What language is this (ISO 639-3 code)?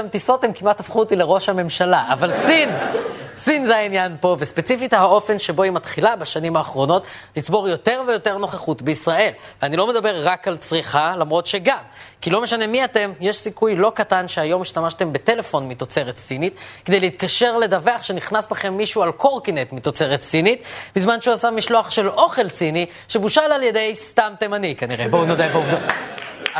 heb